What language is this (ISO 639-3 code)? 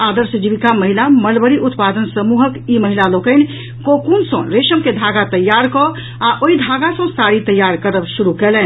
mai